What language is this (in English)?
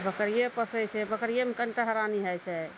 Maithili